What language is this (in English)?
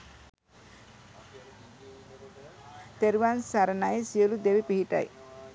Sinhala